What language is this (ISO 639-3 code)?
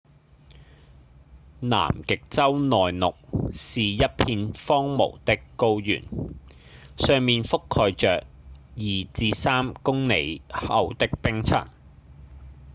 yue